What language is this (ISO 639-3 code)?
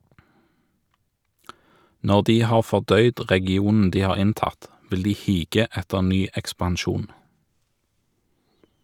nor